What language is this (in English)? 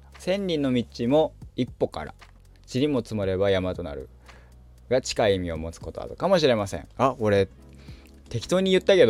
Japanese